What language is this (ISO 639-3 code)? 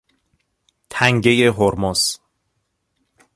fas